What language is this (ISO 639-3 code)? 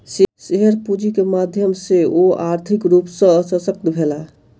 mai